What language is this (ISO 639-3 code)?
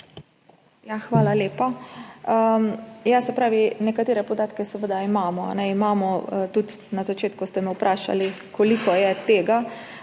slv